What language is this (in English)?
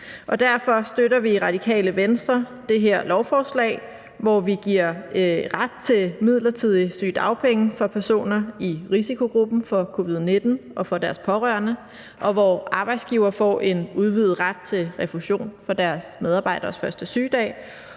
Danish